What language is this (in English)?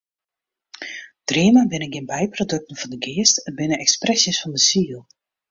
Western Frisian